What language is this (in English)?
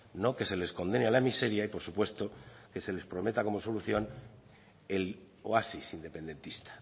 Spanish